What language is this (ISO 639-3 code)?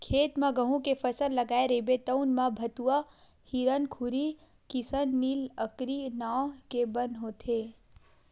hne